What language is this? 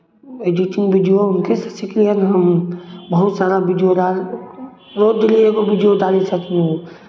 Maithili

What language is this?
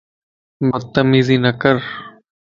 Lasi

